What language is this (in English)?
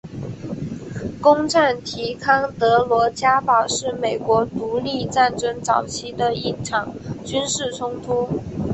Chinese